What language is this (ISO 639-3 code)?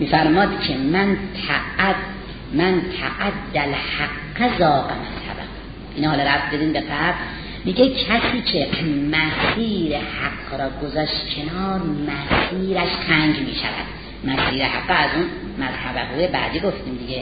fas